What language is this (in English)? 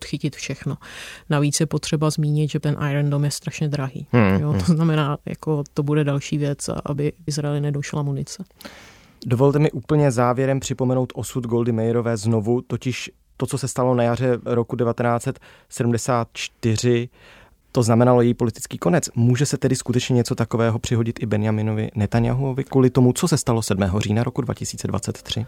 Czech